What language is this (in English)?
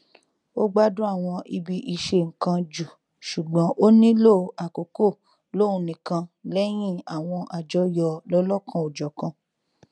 Yoruba